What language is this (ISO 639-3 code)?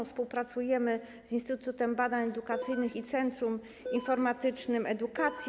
pol